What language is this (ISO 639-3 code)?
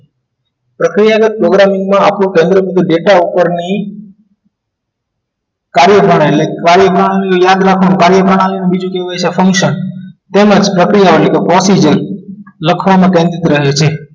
guj